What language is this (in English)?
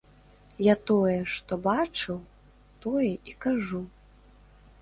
Belarusian